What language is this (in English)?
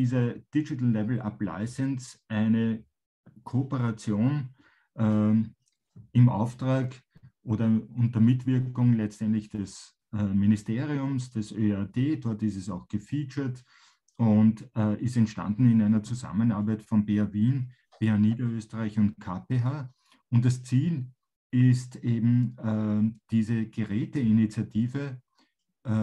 German